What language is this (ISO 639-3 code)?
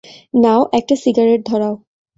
ben